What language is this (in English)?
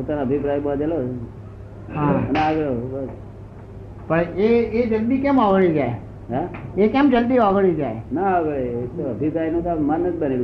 Gujarati